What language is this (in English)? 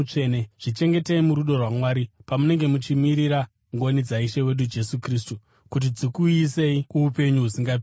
Shona